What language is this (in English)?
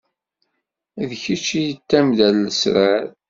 Kabyle